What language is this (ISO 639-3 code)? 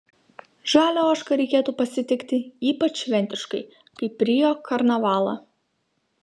lit